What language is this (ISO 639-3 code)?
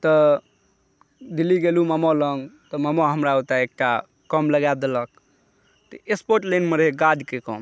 mai